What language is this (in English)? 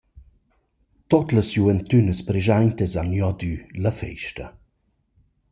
Romansh